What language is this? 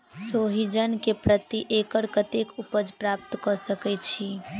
Maithili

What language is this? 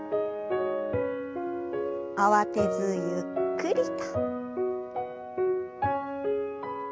Japanese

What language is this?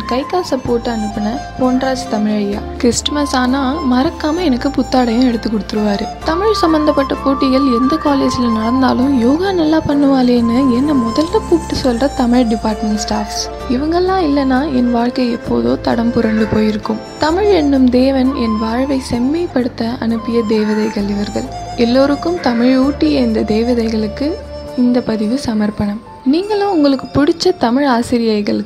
Tamil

